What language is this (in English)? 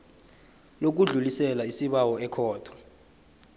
South Ndebele